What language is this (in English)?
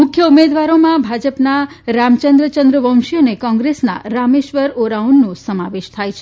Gujarati